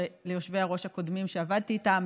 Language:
Hebrew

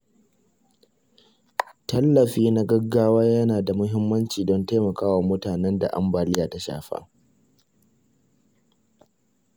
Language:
Hausa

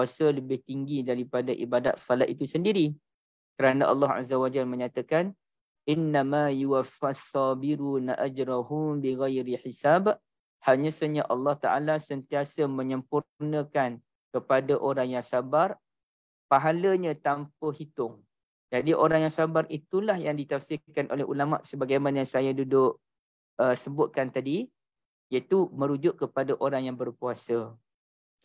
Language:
Malay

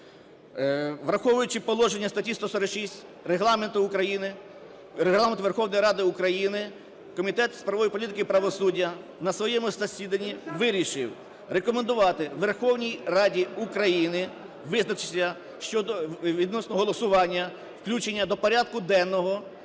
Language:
Ukrainian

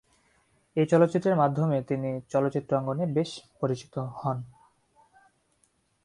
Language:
Bangla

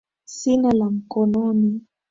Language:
Swahili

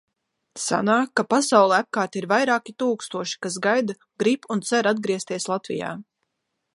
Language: Latvian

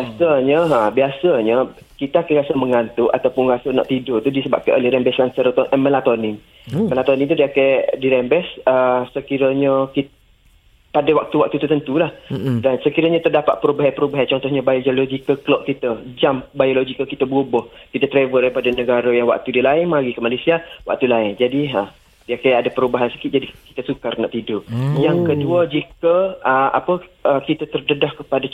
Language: Malay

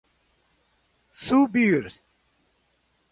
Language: Portuguese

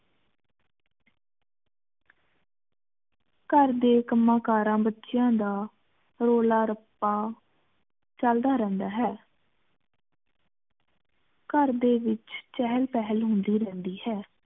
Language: Punjabi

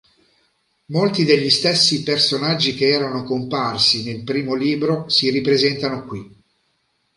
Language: Italian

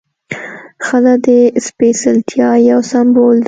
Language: Pashto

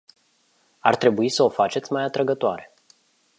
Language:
Romanian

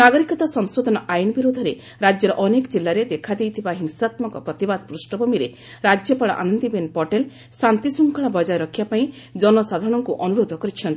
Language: Odia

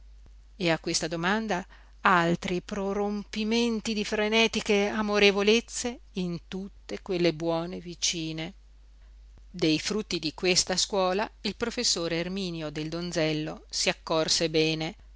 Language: Italian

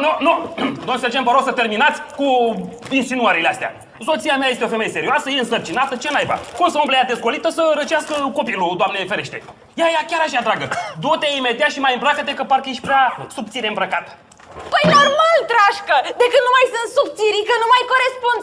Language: Romanian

